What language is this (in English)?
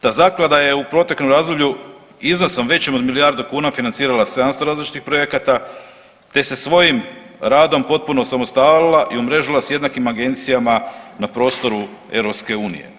Croatian